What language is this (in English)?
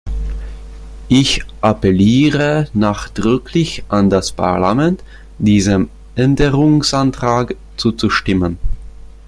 German